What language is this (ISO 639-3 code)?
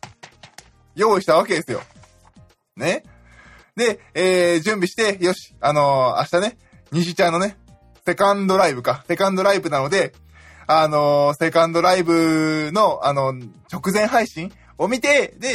jpn